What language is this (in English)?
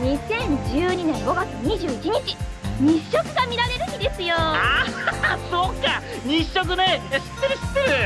Japanese